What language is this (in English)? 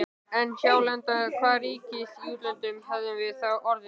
Icelandic